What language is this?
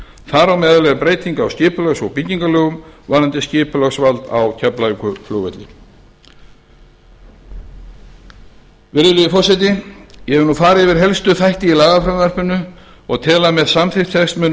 Icelandic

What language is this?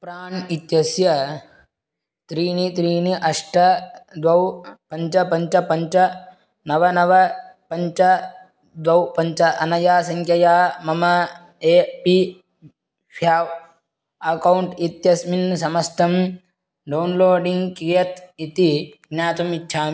Sanskrit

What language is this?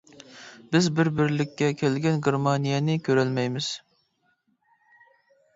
Uyghur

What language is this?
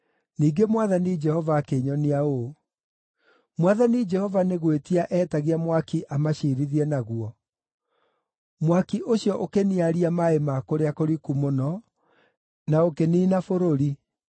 Kikuyu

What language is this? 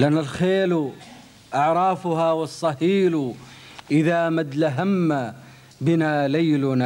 Arabic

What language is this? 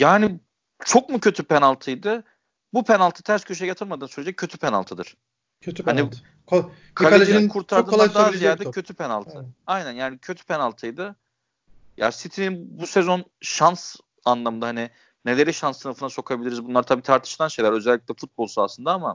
Turkish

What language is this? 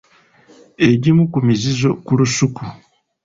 Ganda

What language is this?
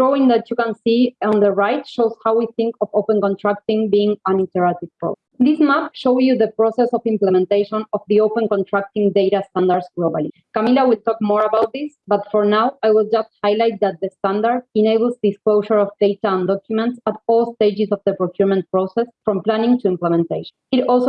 English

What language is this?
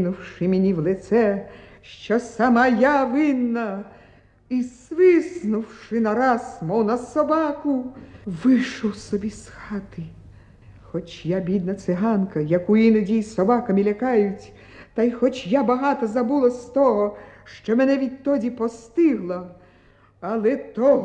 Ukrainian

